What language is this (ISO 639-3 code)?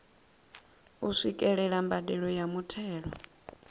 ven